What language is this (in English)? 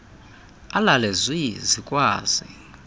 Xhosa